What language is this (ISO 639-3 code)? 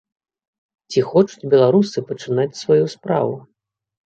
bel